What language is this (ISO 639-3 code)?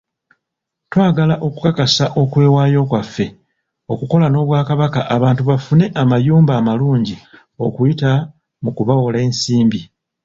lug